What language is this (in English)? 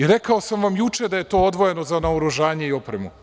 Serbian